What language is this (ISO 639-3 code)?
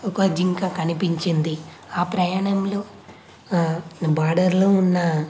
tel